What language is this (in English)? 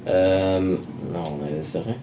Welsh